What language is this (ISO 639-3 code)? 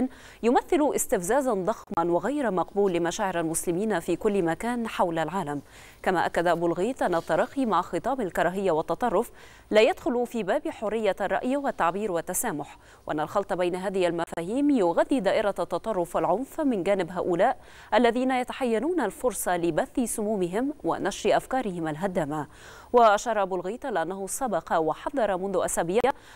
ara